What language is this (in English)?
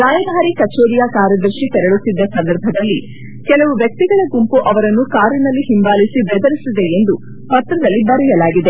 Kannada